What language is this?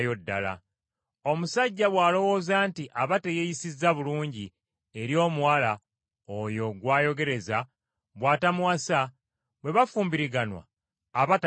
Ganda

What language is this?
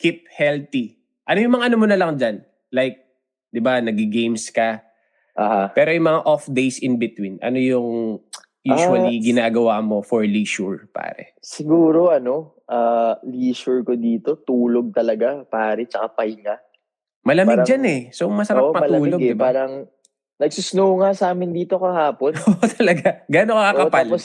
Filipino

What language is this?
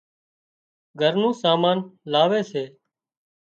Wadiyara Koli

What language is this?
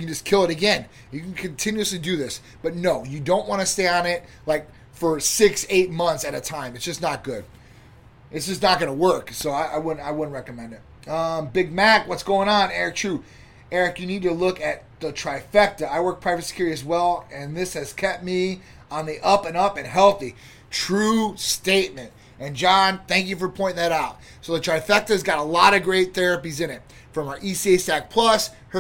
English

